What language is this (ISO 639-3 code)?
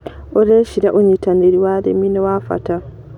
kik